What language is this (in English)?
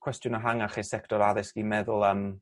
Welsh